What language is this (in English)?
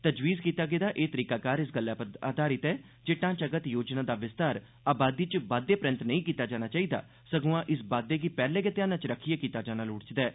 Dogri